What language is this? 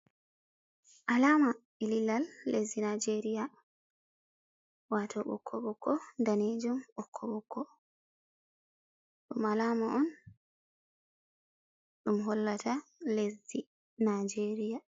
Fula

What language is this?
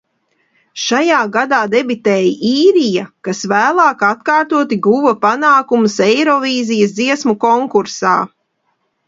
Latvian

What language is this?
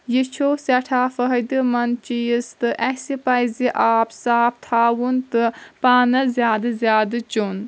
Kashmiri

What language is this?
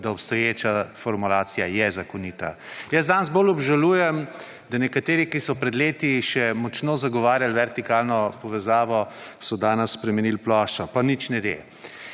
Slovenian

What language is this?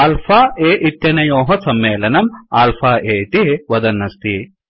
Sanskrit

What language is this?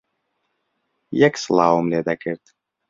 Central Kurdish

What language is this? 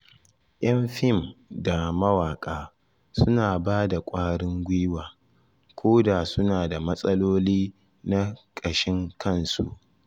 Hausa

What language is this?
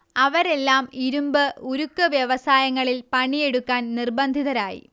Malayalam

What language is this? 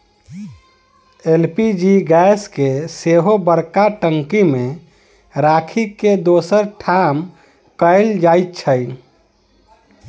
Maithili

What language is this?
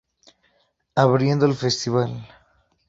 Spanish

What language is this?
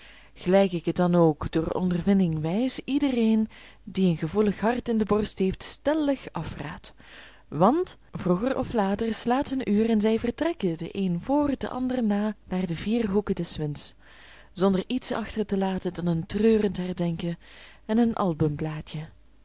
Dutch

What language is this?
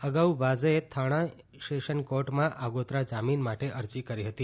Gujarati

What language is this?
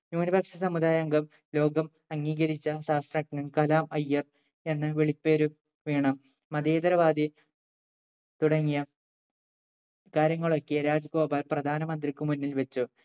Malayalam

